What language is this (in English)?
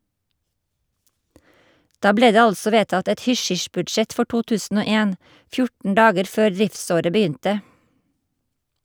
Norwegian